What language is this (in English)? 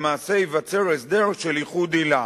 Hebrew